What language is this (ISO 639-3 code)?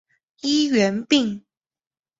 zho